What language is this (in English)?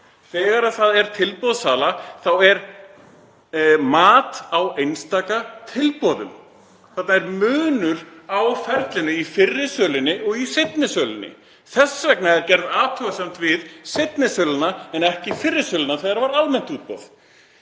Icelandic